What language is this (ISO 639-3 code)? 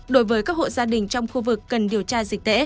vie